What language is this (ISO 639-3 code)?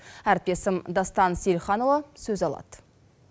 kaz